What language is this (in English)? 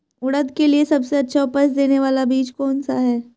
Hindi